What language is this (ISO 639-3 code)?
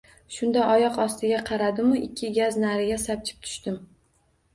uzb